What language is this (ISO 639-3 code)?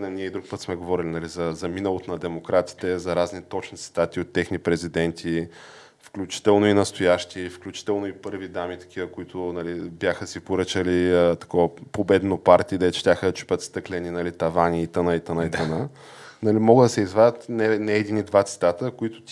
bul